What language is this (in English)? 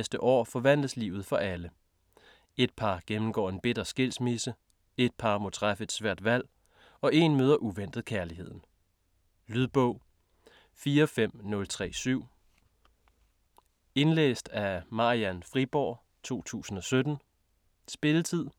Danish